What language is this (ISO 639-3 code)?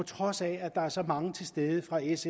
dan